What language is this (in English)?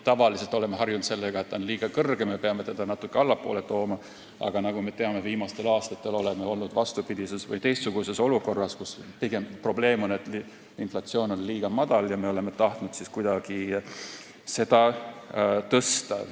Estonian